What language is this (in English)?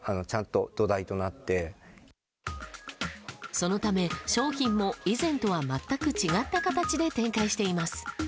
Japanese